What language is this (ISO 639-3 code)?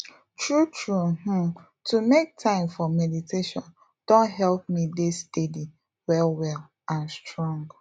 pcm